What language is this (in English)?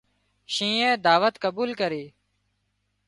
Wadiyara Koli